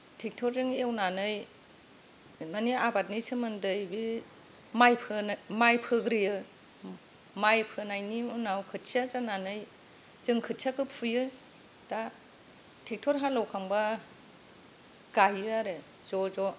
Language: Bodo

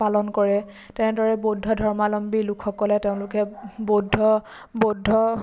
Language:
Assamese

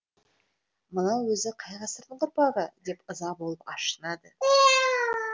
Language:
Kazakh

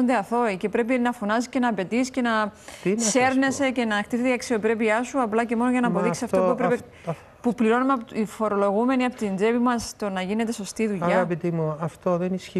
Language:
Greek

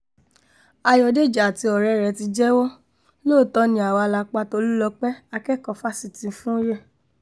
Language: Yoruba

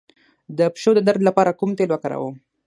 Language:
Pashto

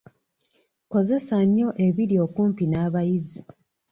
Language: Ganda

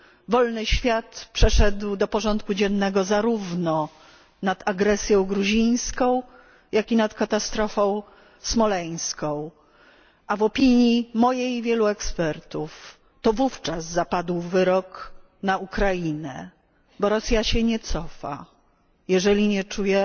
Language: Polish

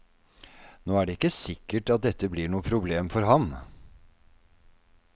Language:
Norwegian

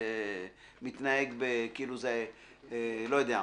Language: Hebrew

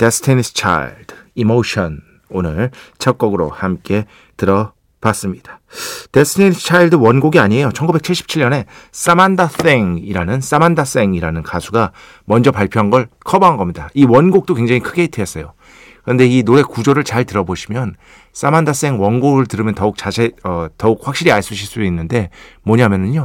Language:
Korean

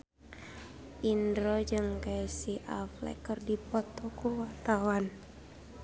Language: Sundanese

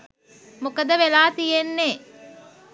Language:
Sinhala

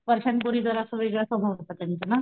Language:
Marathi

